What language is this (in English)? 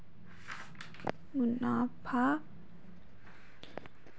Chhattisgarhi